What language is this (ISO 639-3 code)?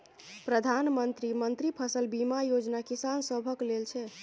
mai